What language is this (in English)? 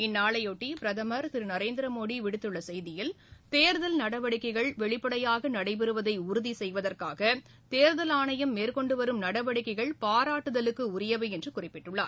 Tamil